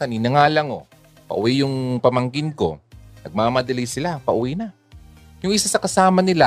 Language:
Filipino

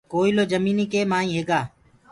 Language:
Gurgula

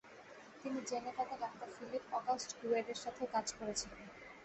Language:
Bangla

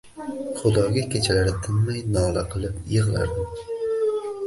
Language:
Uzbek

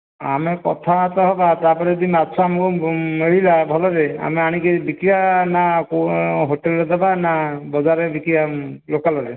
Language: Odia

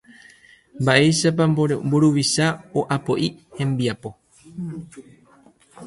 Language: Guarani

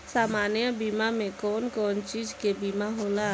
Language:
Bhojpuri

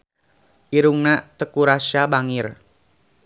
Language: Sundanese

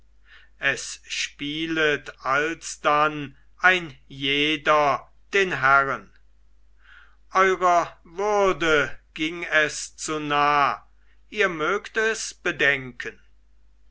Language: German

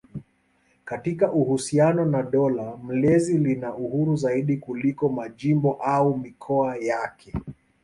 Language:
Swahili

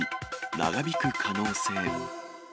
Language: Japanese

